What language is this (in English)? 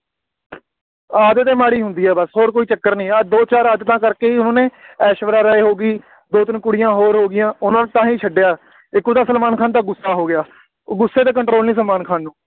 Punjabi